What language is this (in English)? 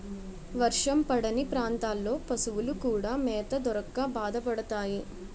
Telugu